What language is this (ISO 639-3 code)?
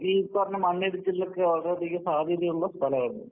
mal